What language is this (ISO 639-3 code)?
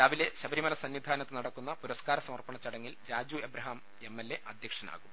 mal